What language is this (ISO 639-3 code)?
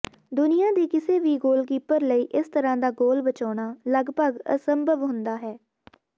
pan